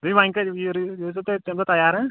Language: Kashmiri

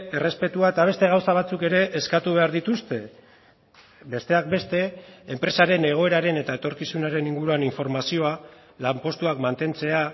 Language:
Basque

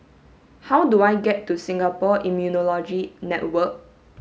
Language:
English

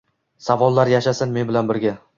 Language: Uzbek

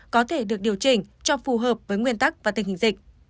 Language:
Vietnamese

